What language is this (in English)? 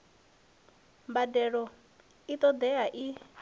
Venda